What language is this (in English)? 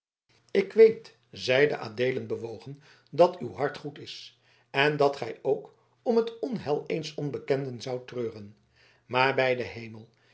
Dutch